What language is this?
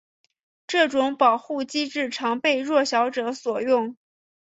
Chinese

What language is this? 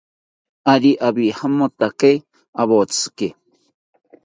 South Ucayali Ashéninka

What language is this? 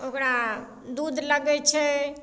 Maithili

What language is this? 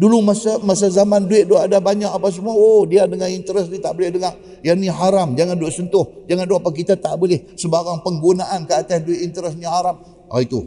Malay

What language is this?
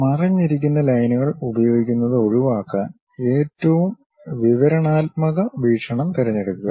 Malayalam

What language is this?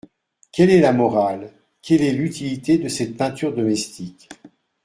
French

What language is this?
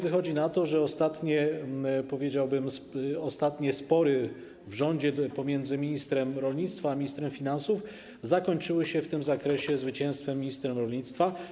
Polish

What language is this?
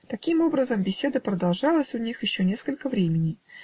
Russian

